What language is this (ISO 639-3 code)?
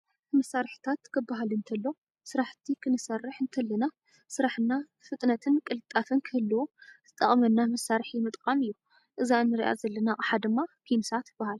tir